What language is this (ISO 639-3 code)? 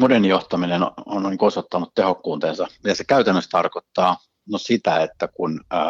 fin